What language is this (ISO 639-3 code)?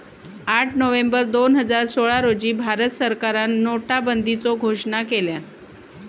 mar